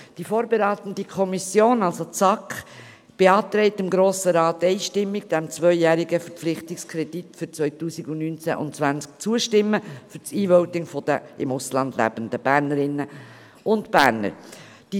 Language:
Swiss German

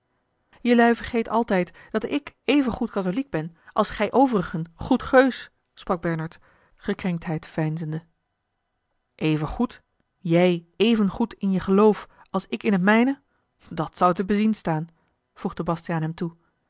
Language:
Dutch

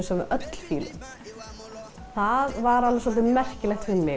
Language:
Icelandic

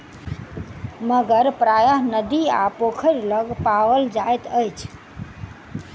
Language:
Maithili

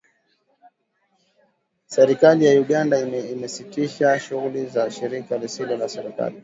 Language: Swahili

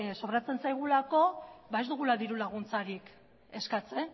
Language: Basque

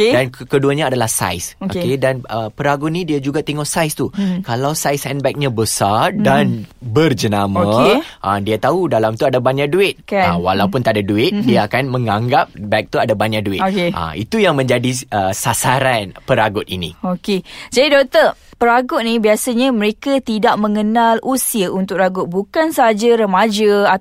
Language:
Malay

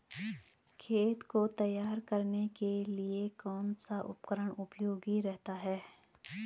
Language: Hindi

